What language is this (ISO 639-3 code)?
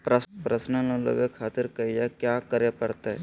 mag